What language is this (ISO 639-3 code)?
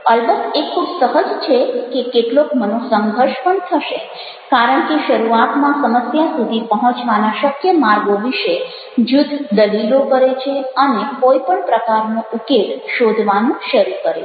guj